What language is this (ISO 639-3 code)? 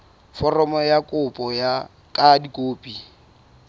sot